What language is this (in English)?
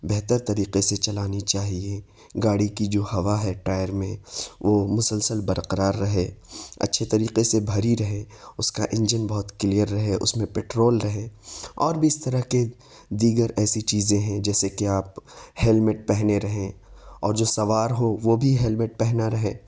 Urdu